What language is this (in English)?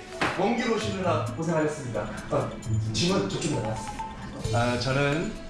Korean